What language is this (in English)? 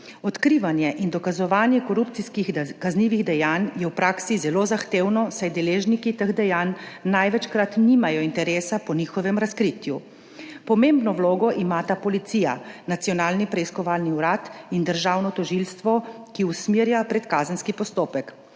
Slovenian